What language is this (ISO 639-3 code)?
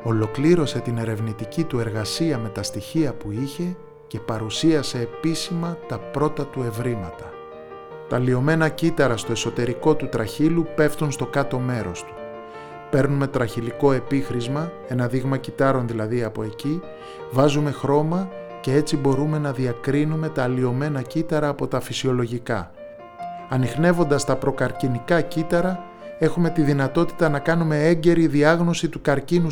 ell